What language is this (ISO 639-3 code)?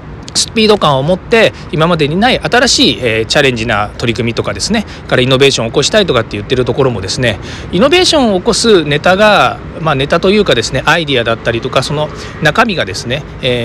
jpn